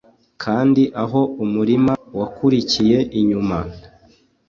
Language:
Kinyarwanda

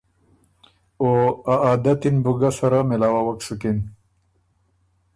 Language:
Ormuri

